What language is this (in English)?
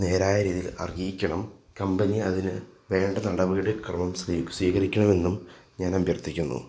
Malayalam